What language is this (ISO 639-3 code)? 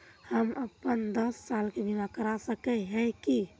mag